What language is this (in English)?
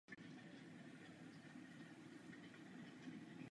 Czech